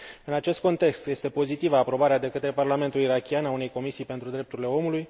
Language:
Romanian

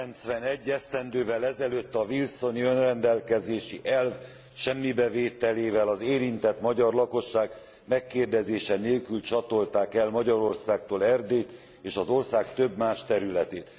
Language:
Hungarian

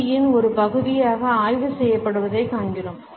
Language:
Tamil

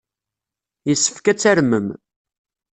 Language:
Kabyle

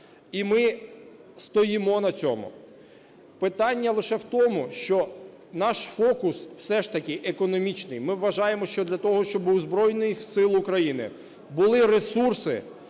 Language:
Ukrainian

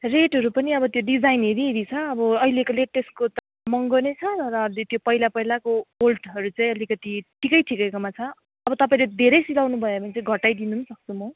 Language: Nepali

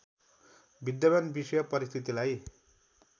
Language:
Nepali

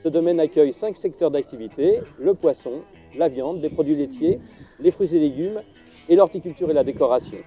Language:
French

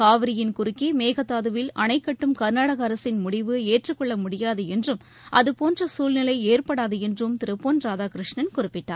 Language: Tamil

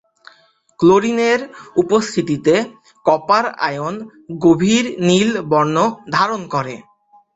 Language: Bangla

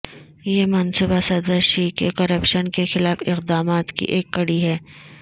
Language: Urdu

